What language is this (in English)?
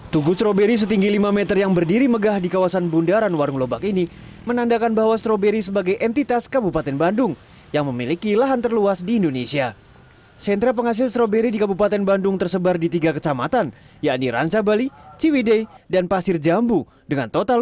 Indonesian